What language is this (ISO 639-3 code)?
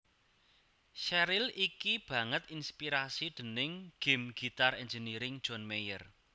jav